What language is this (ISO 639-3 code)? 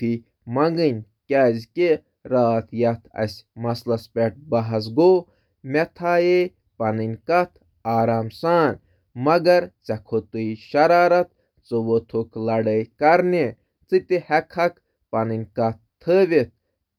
kas